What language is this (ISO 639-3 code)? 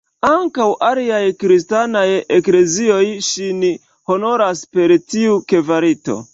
epo